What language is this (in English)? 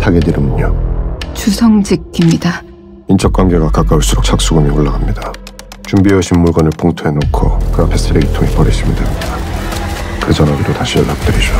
Korean